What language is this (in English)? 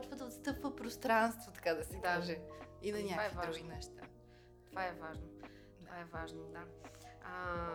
Bulgarian